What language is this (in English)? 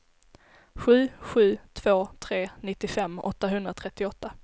Swedish